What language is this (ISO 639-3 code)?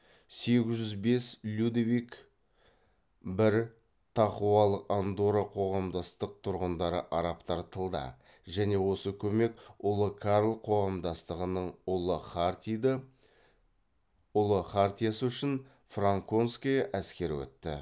kaz